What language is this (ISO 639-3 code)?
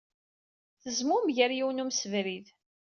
kab